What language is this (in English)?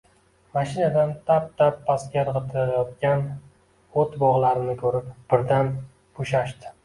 Uzbek